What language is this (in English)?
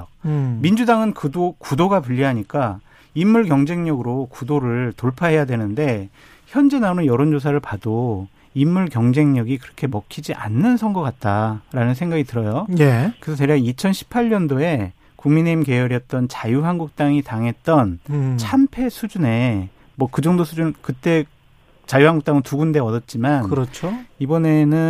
Korean